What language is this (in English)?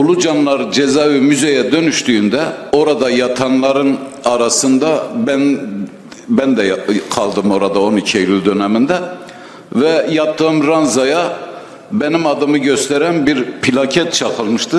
Turkish